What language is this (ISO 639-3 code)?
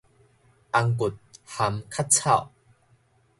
nan